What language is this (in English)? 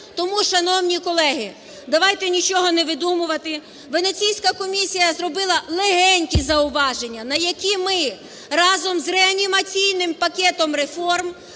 Ukrainian